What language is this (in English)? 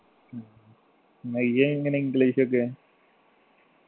Malayalam